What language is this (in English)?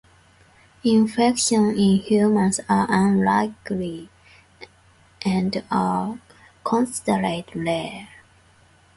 English